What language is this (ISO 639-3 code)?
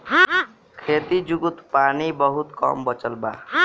bho